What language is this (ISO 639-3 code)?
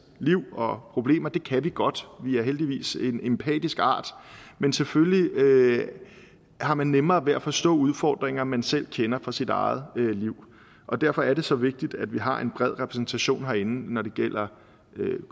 dan